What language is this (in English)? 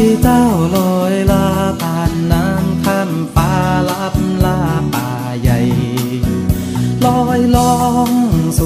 Thai